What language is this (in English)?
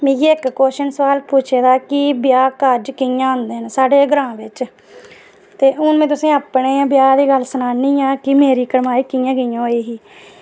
Dogri